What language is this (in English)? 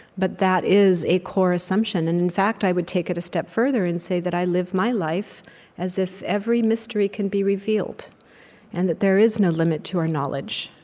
English